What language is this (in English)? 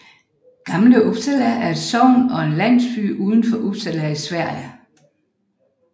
Danish